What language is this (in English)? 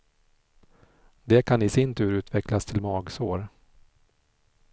Swedish